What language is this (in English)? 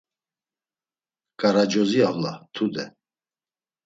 Laz